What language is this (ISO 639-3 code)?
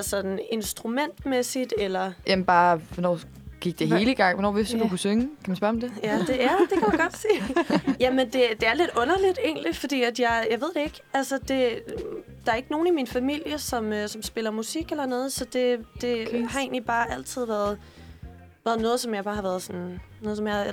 dan